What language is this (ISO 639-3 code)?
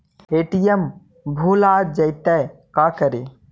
mag